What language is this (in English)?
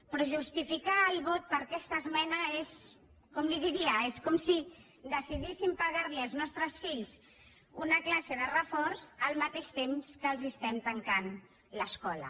Catalan